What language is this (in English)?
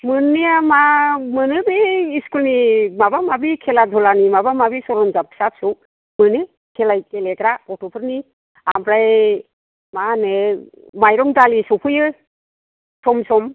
Bodo